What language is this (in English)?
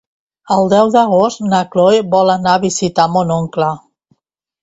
Catalan